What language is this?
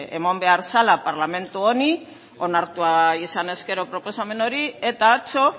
Basque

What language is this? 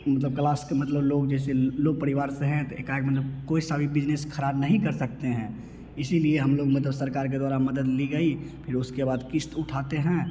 Hindi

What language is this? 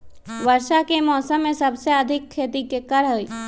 Magahi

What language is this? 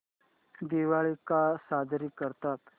Marathi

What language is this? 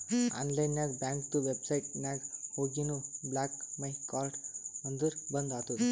Kannada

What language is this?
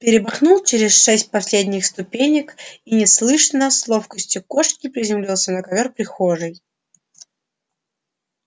Russian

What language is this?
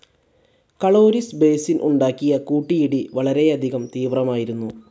Malayalam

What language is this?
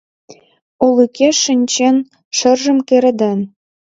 Mari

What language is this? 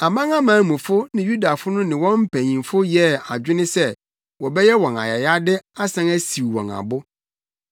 Akan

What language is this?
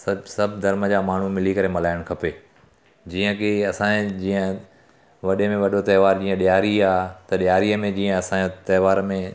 Sindhi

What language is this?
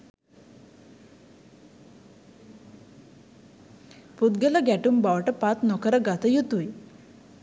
Sinhala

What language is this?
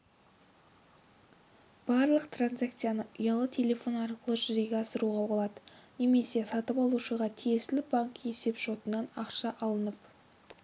Kazakh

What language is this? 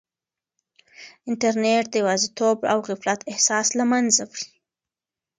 Pashto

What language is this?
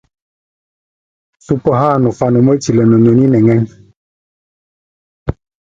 Tunen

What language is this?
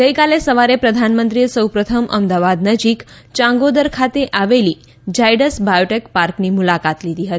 Gujarati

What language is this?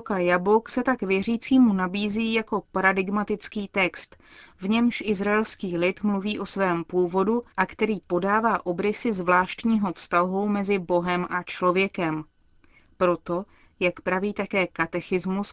Czech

